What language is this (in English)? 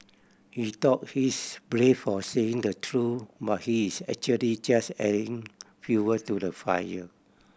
English